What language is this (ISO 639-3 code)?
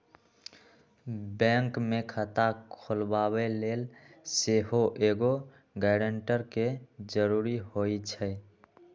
mag